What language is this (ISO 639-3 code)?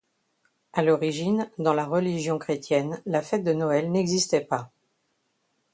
fra